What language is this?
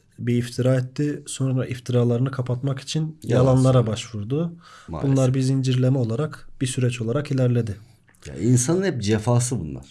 Turkish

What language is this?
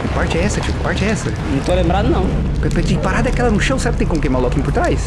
Portuguese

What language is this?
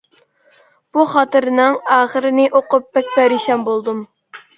Uyghur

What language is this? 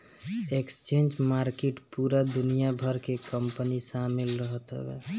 Bhojpuri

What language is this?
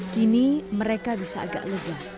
Indonesian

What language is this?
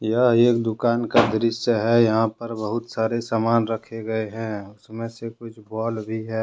Hindi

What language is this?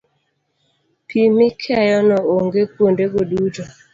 Luo (Kenya and Tanzania)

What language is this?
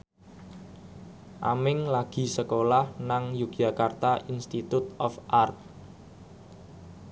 Javanese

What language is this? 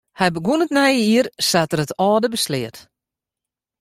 Western Frisian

